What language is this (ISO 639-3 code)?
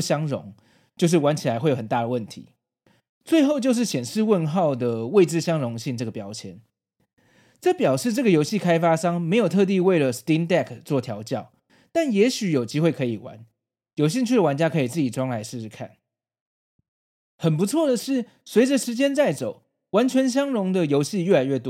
zho